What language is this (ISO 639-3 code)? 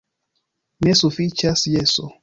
epo